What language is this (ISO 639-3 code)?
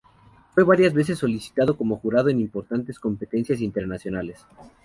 spa